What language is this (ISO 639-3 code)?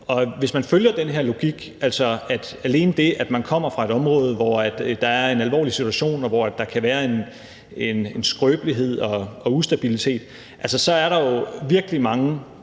dan